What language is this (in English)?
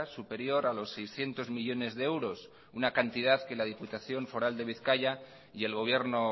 Spanish